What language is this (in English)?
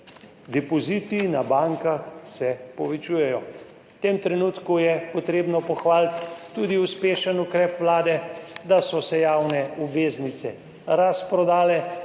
Slovenian